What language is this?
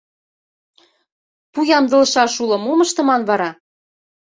Mari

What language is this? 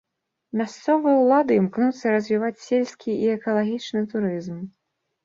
Belarusian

